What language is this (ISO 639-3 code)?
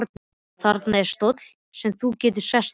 isl